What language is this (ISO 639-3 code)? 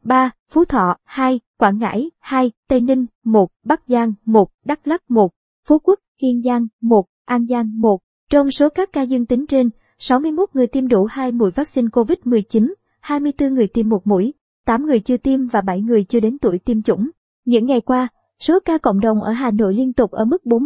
vie